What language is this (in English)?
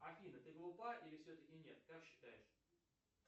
Russian